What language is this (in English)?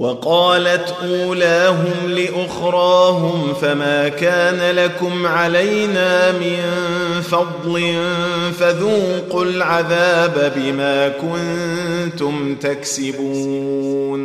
Arabic